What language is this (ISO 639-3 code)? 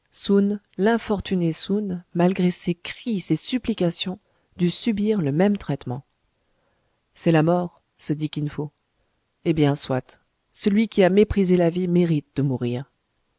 fra